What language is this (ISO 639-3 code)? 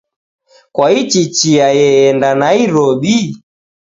dav